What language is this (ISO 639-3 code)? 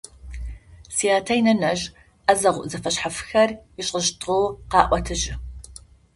ady